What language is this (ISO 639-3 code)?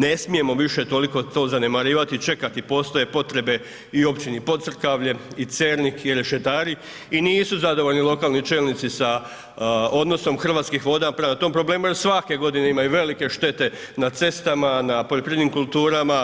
hrv